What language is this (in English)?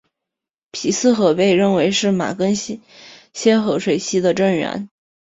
Chinese